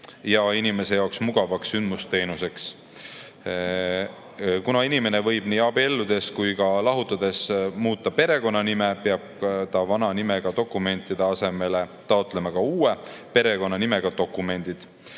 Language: Estonian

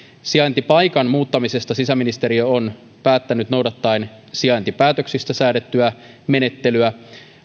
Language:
Finnish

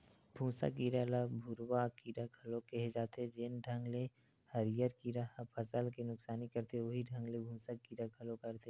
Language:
Chhattisgarhi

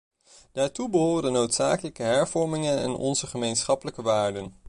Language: Dutch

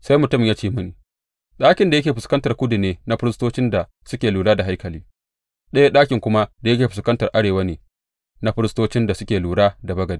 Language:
Hausa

